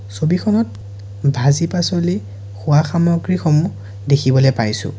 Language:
Assamese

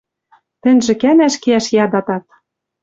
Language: Western Mari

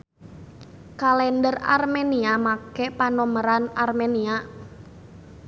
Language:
Sundanese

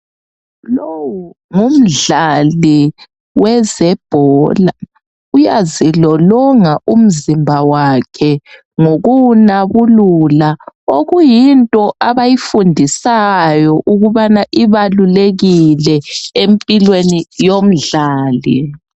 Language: North Ndebele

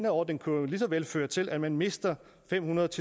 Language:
Danish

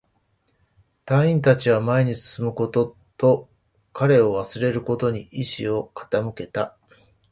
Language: Japanese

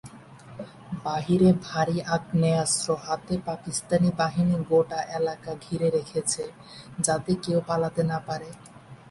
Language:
Bangla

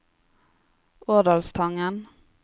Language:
Norwegian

